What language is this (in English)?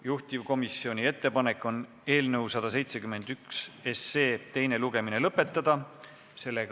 Estonian